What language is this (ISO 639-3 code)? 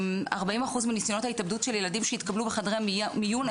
heb